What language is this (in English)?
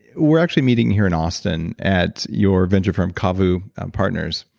English